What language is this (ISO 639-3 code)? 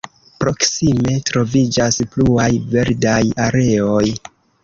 epo